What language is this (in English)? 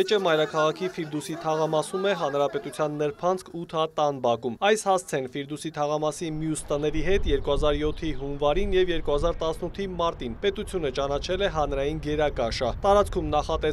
Romanian